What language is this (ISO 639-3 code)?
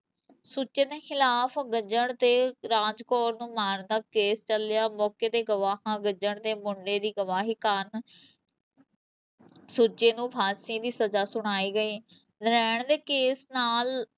pan